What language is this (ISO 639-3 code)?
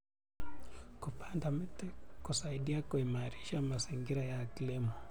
kln